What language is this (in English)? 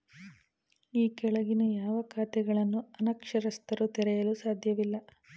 Kannada